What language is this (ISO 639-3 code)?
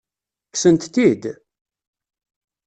kab